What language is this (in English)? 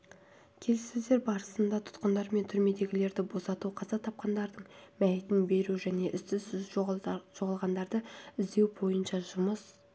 Kazakh